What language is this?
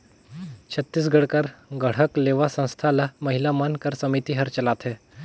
Chhattisgarhi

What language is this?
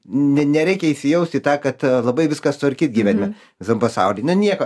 Lithuanian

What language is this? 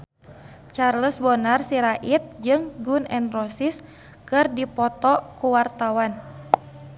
Sundanese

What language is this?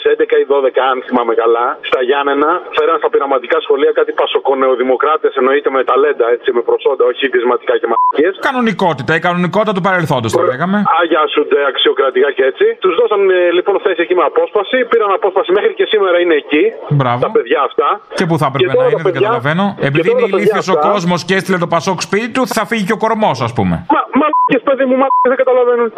Greek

